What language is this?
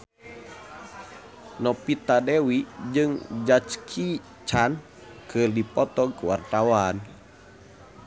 Sundanese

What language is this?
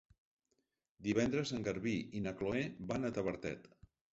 Catalan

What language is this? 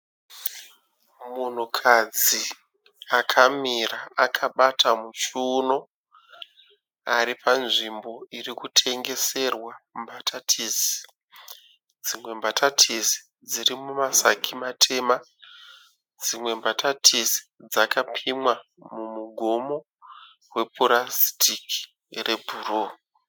Shona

